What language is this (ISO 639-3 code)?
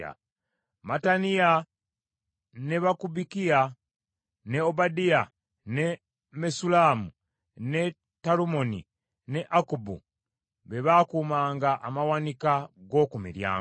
lug